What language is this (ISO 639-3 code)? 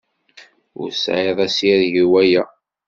kab